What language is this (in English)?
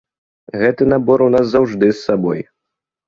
Belarusian